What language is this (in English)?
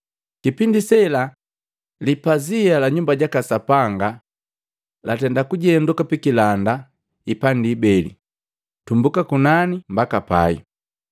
Matengo